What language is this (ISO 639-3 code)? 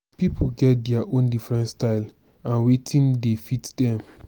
pcm